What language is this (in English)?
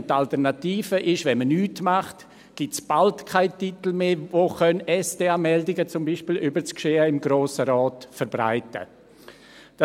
Swiss German